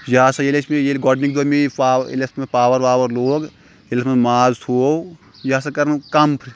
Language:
Kashmiri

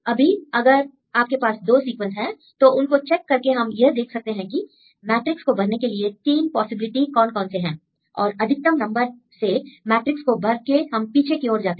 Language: Hindi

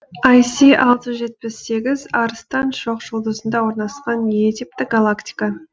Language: Kazakh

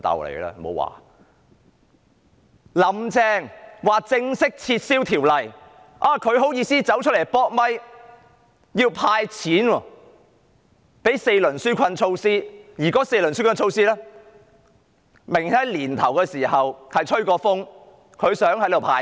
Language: Cantonese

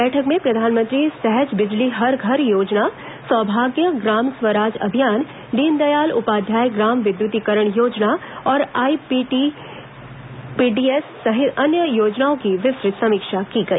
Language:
Hindi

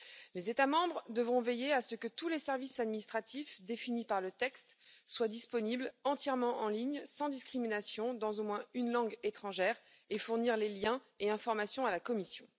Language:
French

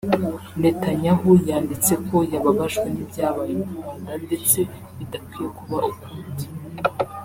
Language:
Kinyarwanda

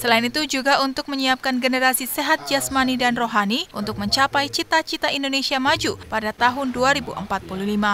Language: Indonesian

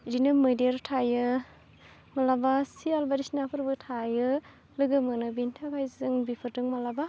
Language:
Bodo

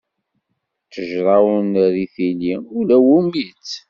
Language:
Kabyle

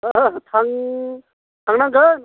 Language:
Bodo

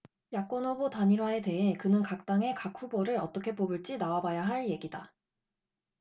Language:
Korean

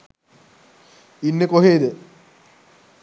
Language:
Sinhala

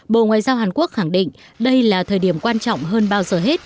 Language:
Vietnamese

